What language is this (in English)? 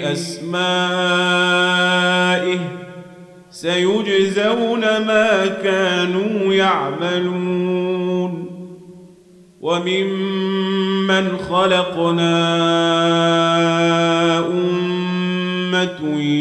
Arabic